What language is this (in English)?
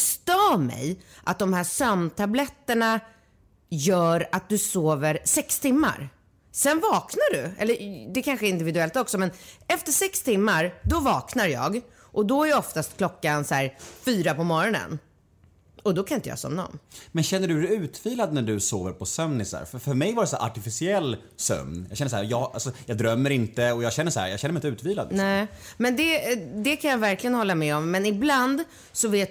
Swedish